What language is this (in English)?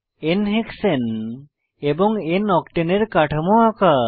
Bangla